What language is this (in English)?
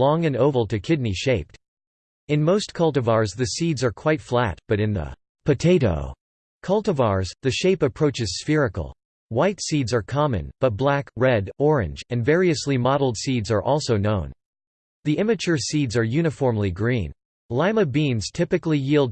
English